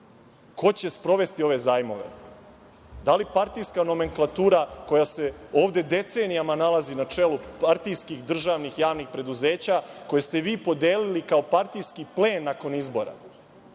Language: Serbian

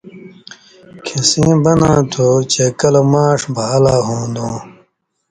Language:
Indus Kohistani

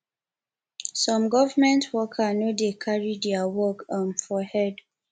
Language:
Nigerian Pidgin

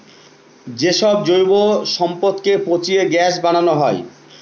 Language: Bangla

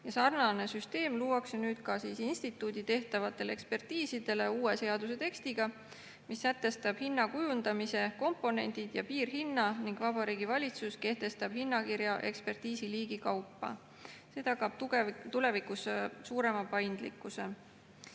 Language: Estonian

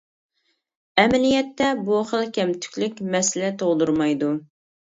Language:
Uyghur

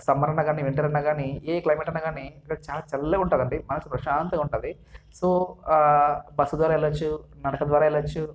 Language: Telugu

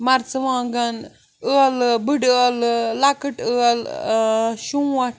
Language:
Kashmiri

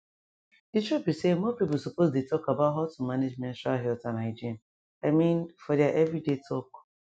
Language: Nigerian Pidgin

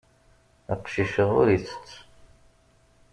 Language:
Kabyle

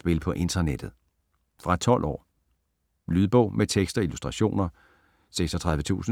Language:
Danish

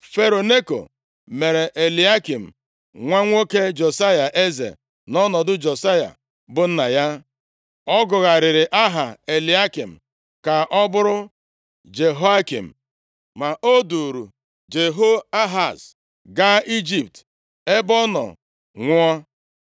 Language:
Igbo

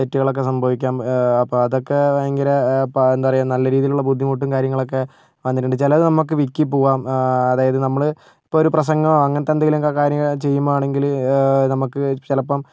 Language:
Malayalam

